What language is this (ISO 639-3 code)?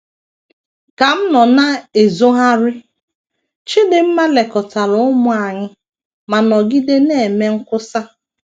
ibo